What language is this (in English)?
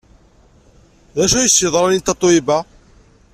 Kabyle